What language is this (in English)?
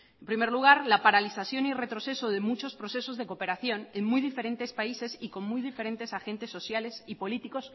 Spanish